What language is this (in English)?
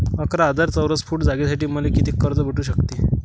Marathi